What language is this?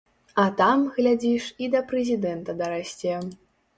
Belarusian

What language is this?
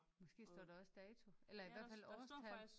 Danish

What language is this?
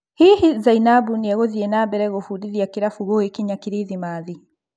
Kikuyu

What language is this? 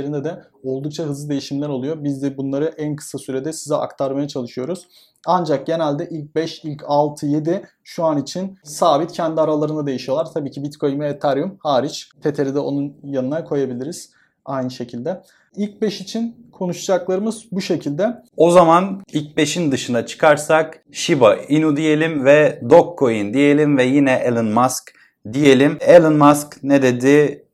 Turkish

